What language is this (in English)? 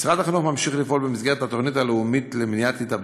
Hebrew